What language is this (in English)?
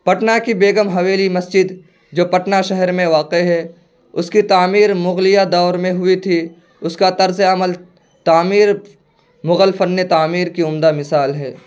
Urdu